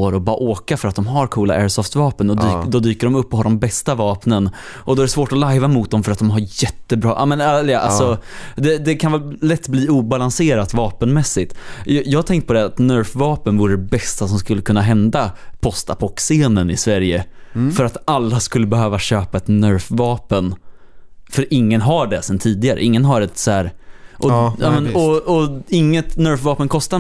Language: Swedish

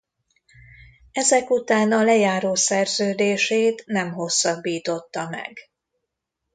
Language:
Hungarian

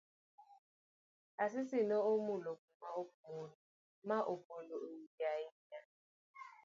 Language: Luo (Kenya and Tanzania)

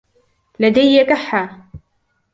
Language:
Arabic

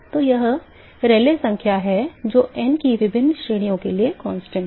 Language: Hindi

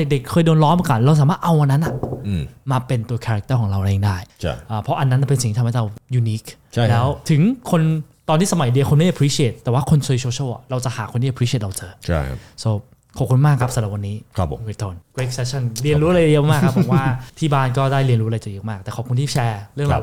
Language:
Thai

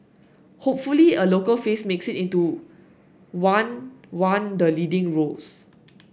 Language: English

